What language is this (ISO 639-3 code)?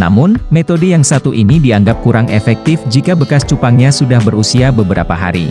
ind